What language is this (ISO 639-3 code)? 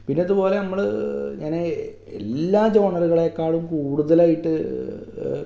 mal